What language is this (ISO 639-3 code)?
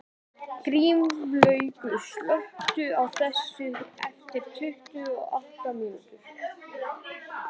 isl